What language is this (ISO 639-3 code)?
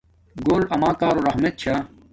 dmk